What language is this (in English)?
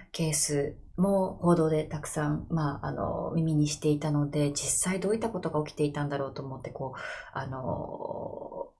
Japanese